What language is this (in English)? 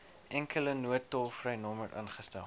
Afrikaans